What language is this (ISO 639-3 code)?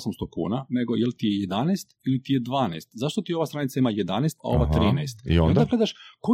hrv